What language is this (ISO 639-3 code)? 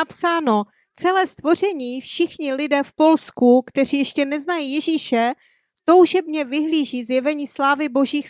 ces